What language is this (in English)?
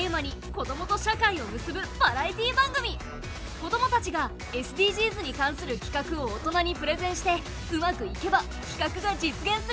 Japanese